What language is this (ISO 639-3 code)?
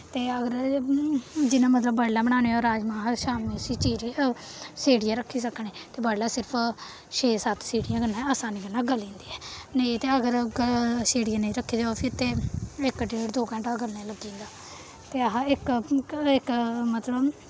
doi